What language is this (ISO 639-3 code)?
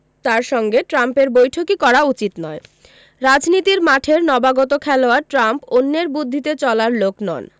ben